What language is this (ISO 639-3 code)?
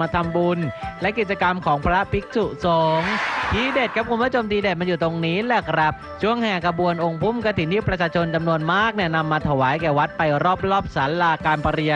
tha